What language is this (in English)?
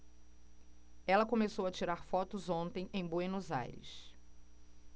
Portuguese